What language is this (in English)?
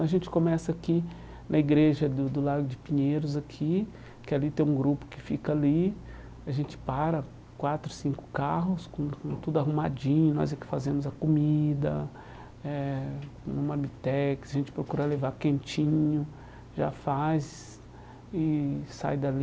Portuguese